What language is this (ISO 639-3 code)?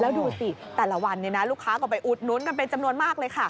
tha